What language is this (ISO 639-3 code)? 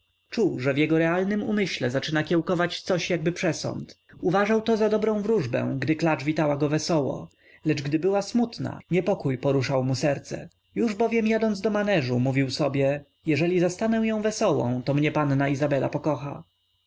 pol